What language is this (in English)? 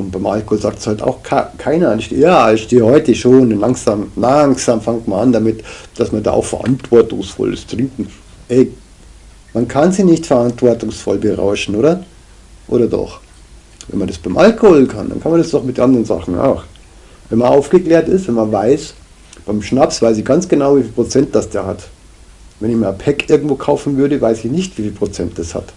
German